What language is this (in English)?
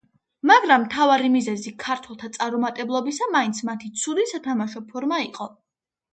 Georgian